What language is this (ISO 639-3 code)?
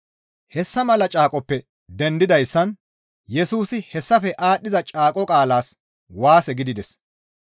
gmv